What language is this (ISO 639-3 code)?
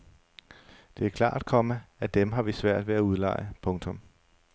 dan